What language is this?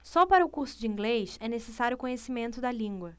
Portuguese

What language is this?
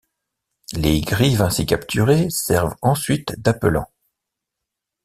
French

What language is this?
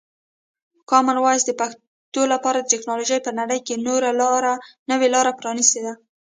Pashto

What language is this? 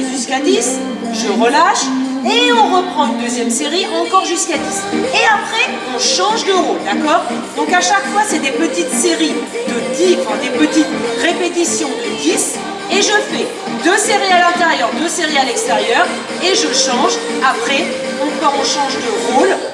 French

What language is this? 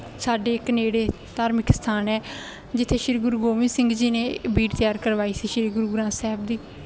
Punjabi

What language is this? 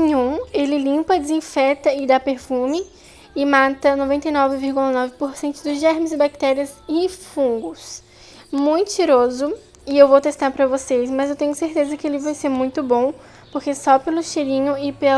Portuguese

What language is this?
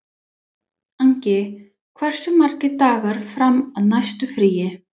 Icelandic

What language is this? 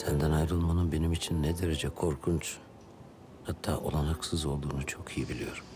Turkish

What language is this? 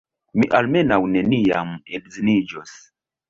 Esperanto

